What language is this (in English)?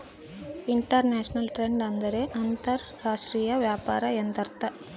Kannada